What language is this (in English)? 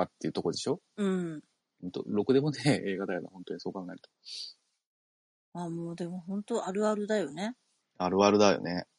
Japanese